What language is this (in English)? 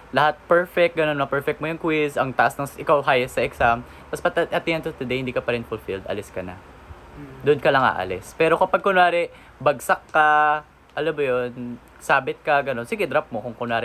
Filipino